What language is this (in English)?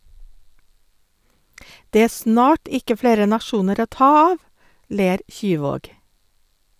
Norwegian